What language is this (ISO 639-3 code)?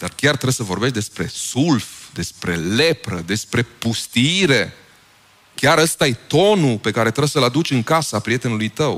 ron